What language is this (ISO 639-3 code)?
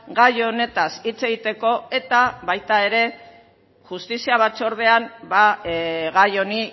eus